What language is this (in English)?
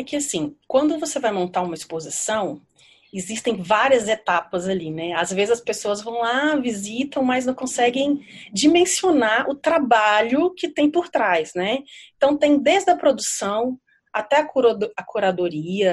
Portuguese